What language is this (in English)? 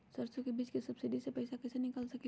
Magahi